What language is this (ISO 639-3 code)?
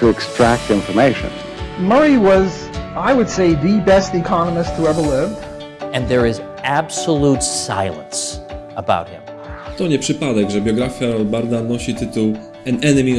pol